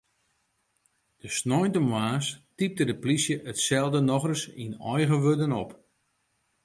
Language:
Western Frisian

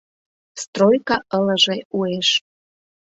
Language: Mari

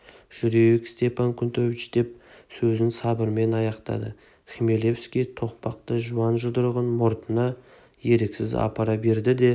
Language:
Kazakh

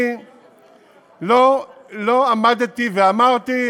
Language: Hebrew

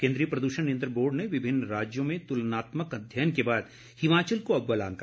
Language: Hindi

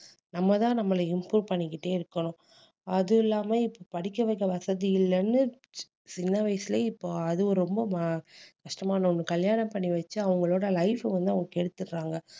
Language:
Tamil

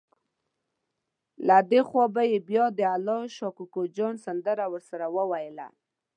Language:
Pashto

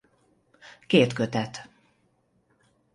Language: Hungarian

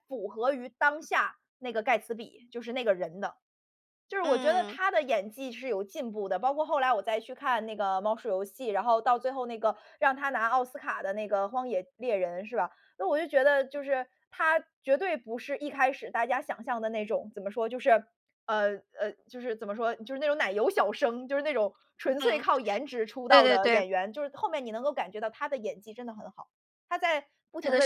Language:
Chinese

